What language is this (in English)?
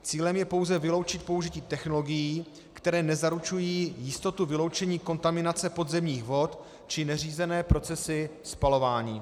Czech